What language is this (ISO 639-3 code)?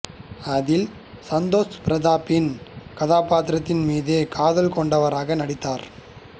tam